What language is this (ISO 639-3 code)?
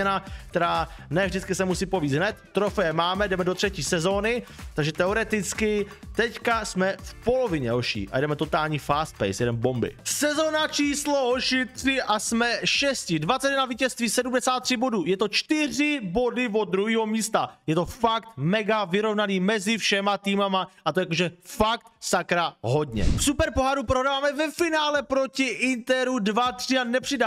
ces